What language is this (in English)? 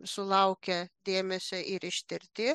Lithuanian